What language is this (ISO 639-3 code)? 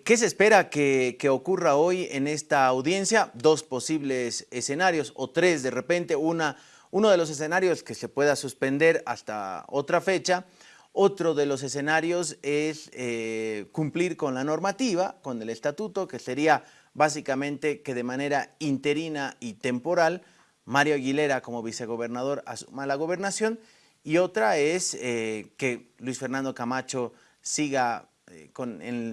spa